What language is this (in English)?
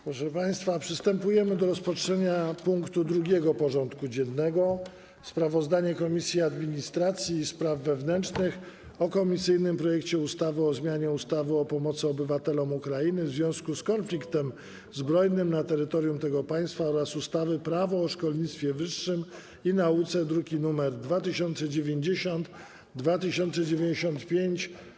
Polish